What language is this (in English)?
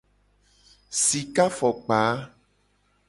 Gen